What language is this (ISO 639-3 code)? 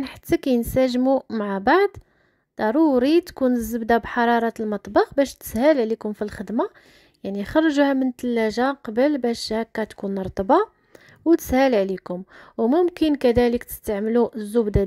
ara